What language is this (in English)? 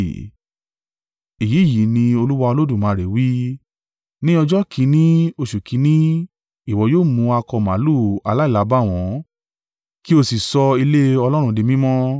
Yoruba